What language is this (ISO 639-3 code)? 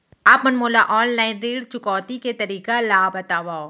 hne